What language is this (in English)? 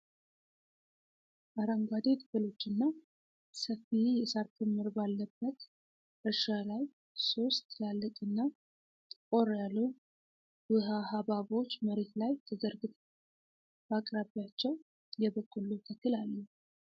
Amharic